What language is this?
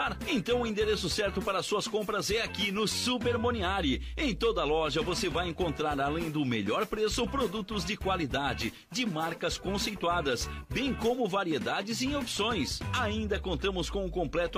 Portuguese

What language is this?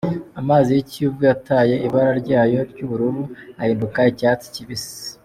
Kinyarwanda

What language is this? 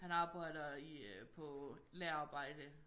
Danish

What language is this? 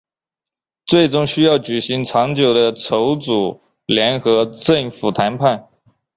Chinese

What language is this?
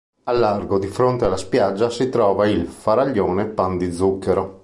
Italian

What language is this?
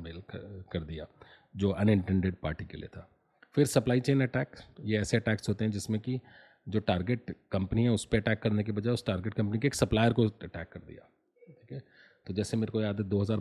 Hindi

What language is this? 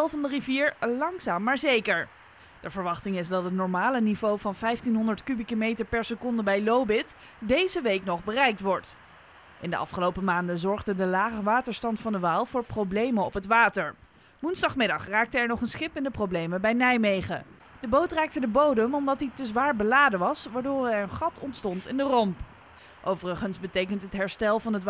Dutch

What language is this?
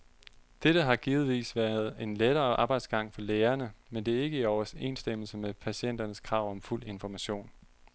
Danish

